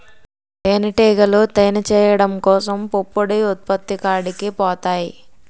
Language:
Telugu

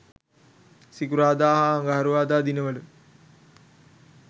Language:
Sinhala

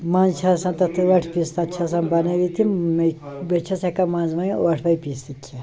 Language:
Kashmiri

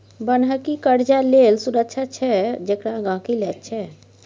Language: Maithili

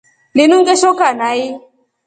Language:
Rombo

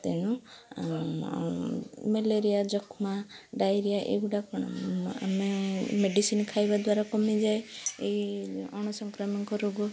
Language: Odia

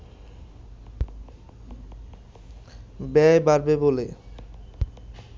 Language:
Bangla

